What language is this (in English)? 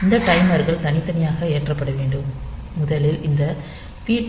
Tamil